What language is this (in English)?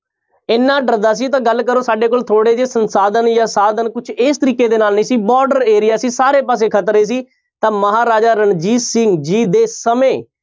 Punjabi